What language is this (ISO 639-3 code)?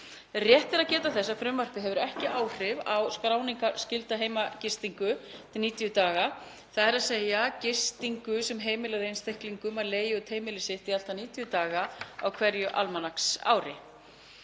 isl